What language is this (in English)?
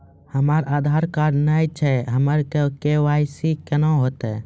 Maithili